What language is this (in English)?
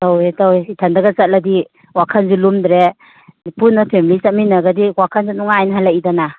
Manipuri